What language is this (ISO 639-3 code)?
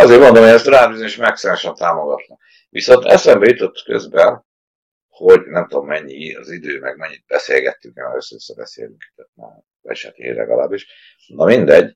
hun